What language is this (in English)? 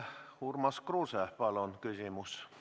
Estonian